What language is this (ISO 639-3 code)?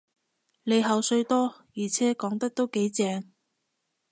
yue